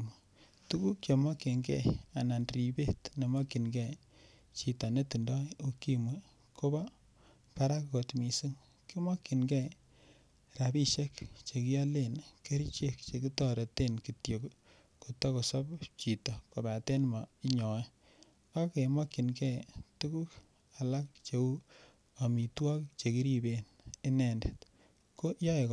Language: Kalenjin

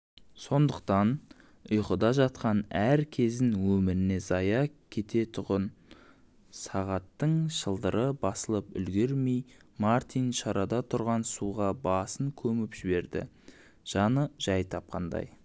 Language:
Kazakh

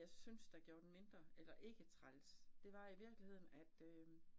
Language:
Danish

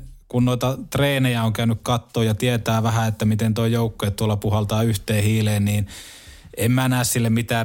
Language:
Finnish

